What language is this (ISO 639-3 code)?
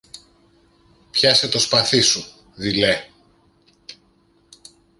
ell